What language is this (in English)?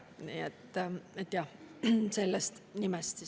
Estonian